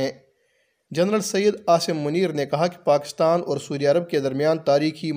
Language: Urdu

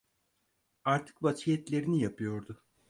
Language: Turkish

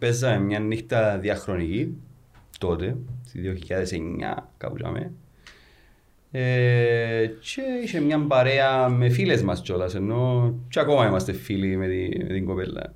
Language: Greek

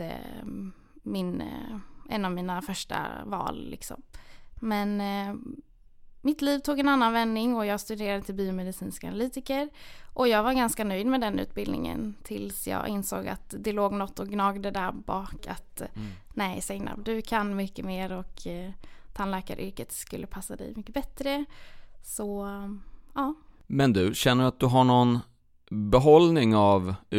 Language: Swedish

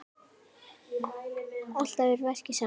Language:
Icelandic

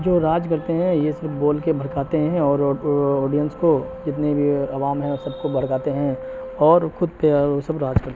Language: Urdu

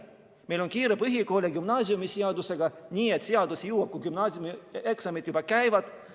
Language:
Estonian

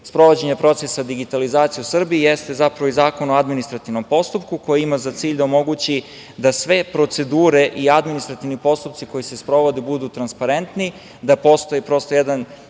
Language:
Serbian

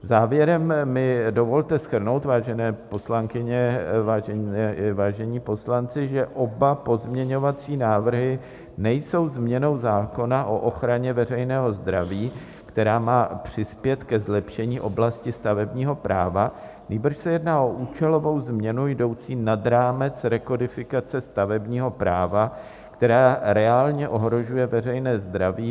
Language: Czech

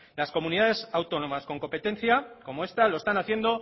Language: Spanish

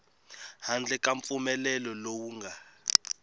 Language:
Tsonga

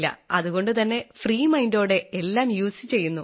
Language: Malayalam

